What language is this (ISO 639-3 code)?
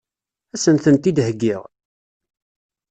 kab